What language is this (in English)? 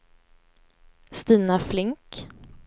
Swedish